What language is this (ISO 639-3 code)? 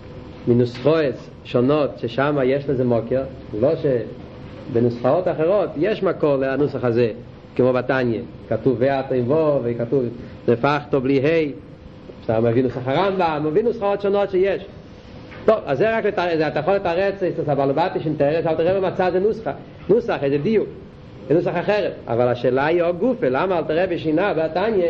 heb